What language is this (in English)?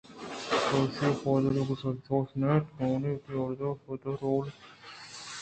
Eastern Balochi